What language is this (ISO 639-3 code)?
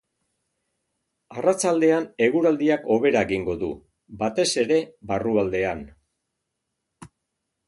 eus